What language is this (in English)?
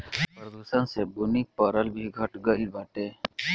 Bhojpuri